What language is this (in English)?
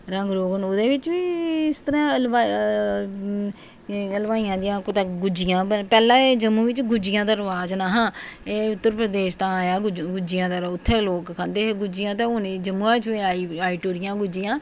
Dogri